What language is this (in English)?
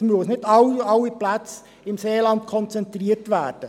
Swiss German